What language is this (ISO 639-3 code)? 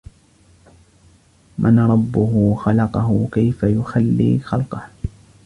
ara